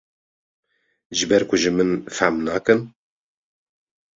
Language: Kurdish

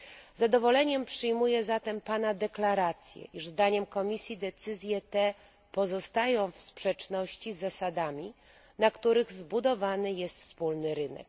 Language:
Polish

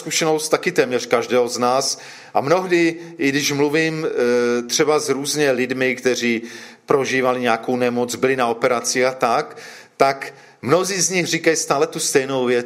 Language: Czech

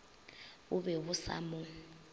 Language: Northern Sotho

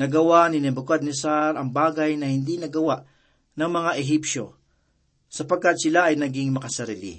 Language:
Filipino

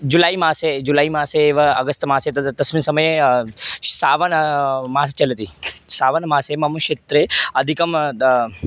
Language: Sanskrit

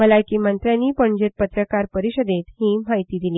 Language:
Konkani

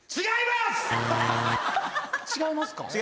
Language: Japanese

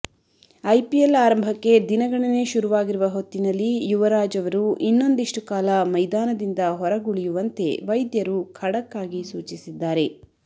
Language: Kannada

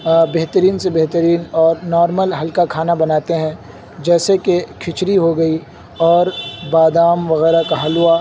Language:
Urdu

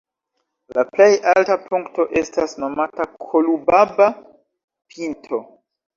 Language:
Esperanto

